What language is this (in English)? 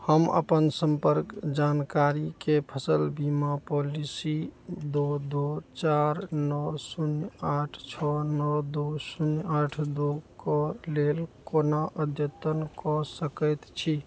Maithili